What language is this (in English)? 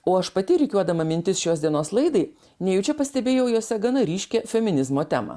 Lithuanian